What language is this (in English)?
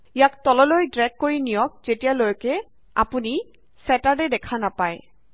Assamese